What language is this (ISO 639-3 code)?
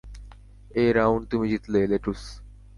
ben